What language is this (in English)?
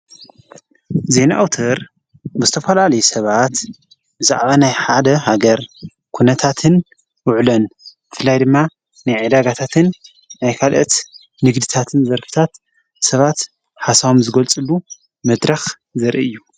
Tigrinya